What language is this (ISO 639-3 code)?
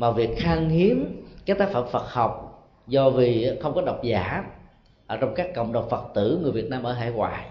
vie